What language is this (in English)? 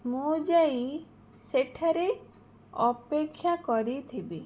Odia